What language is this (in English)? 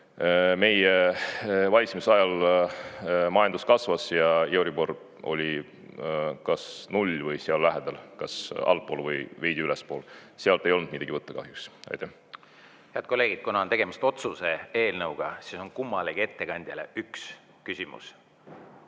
Estonian